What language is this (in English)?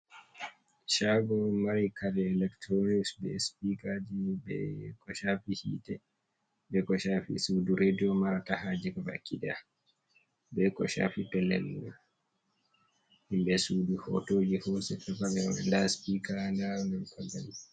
Fula